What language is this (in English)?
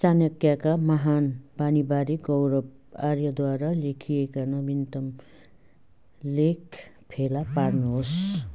Nepali